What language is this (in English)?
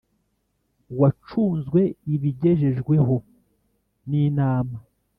Kinyarwanda